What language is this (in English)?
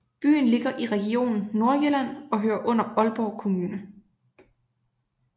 Danish